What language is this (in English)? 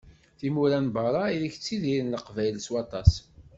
Kabyle